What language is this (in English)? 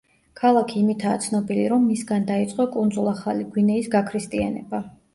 Georgian